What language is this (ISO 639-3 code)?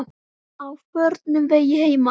isl